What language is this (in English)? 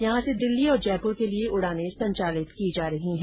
Hindi